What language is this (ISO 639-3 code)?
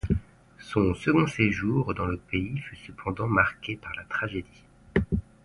fra